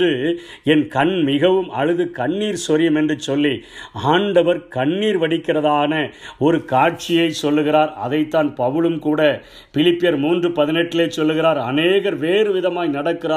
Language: Tamil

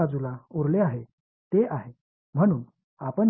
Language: Tamil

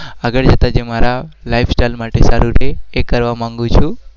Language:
Gujarati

